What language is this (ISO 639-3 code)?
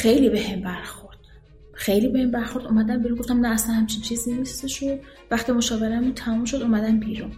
fas